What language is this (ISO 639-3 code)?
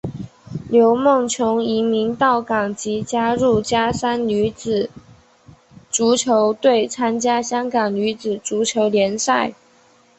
zho